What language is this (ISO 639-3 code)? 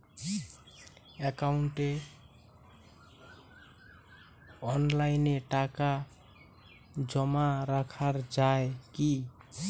ben